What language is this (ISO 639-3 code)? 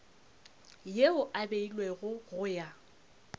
nso